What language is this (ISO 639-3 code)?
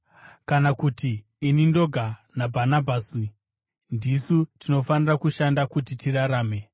sna